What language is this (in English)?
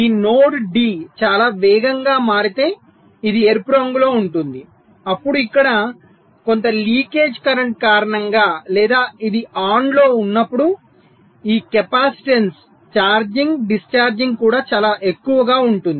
Telugu